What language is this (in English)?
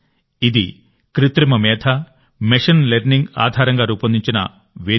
Telugu